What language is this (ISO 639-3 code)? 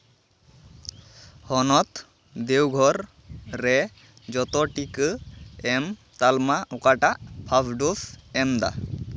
sat